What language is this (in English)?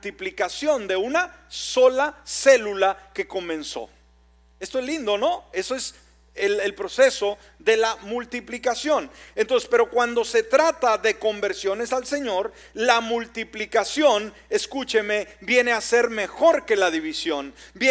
Spanish